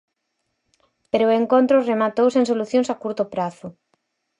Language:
Galician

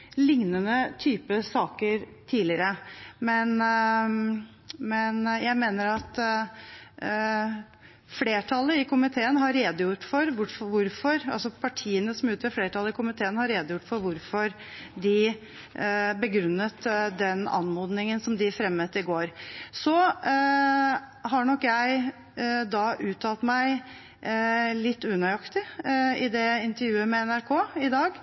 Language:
Norwegian Bokmål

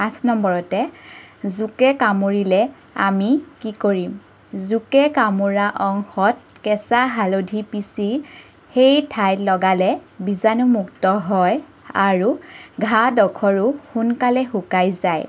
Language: Assamese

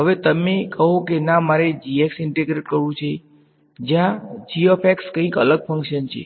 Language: Gujarati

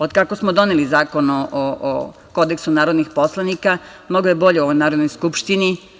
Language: Serbian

